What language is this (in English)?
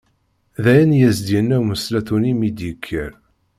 Kabyle